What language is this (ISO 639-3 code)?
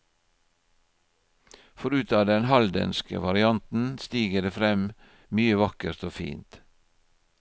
nor